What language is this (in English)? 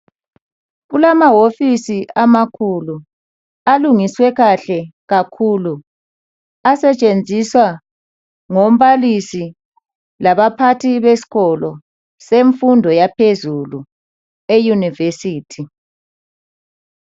North Ndebele